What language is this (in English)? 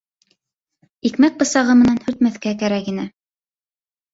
Bashkir